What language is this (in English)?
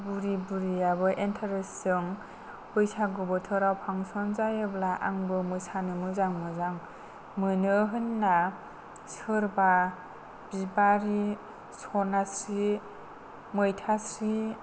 Bodo